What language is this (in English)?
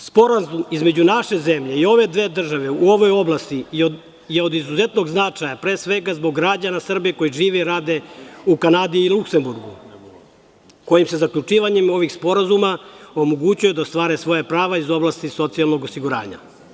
Serbian